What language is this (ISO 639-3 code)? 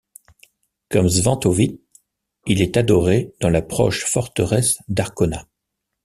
fra